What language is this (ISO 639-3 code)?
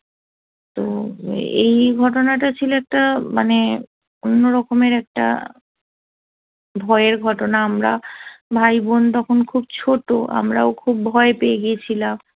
ben